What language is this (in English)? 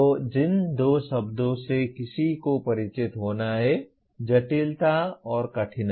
Hindi